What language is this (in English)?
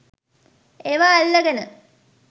Sinhala